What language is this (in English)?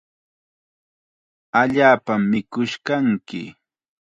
Chiquián Ancash Quechua